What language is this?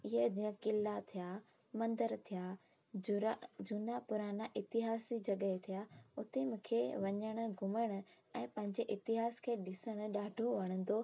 Sindhi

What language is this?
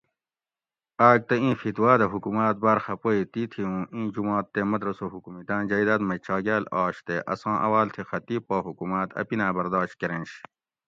Gawri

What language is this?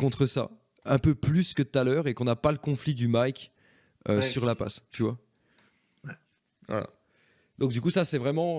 French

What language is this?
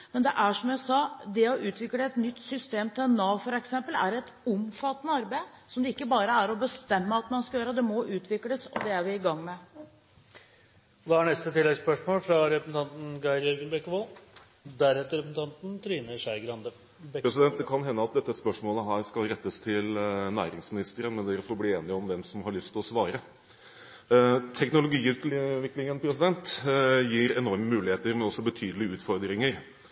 Norwegian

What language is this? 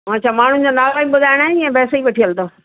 Sindhi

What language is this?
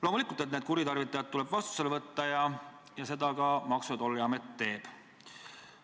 Estonian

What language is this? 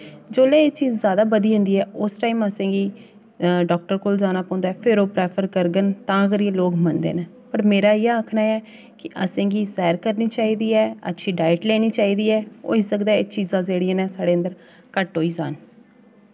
Dogri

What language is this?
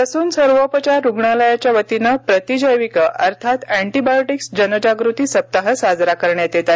Marathi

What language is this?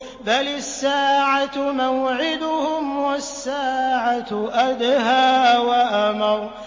Arabic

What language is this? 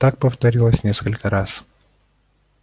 Russian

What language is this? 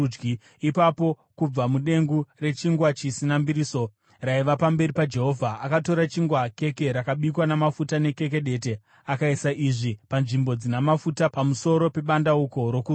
Shona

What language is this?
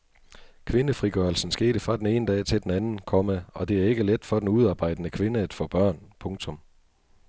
Danish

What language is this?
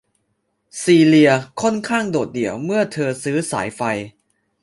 Thai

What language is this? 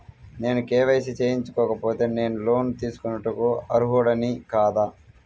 Telugu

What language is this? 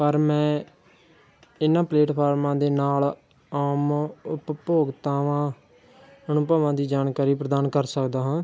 Punjabi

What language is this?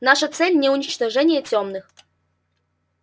Russian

